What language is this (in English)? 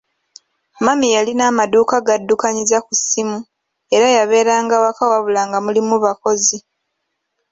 Ganda